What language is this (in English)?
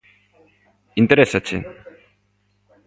Galician